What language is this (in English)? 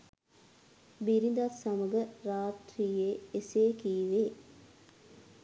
Sinhala